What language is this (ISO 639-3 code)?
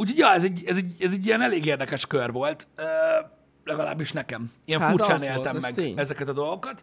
hun